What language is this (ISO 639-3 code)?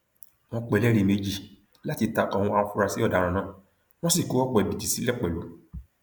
yor